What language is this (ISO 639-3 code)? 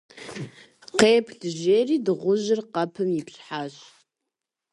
kbd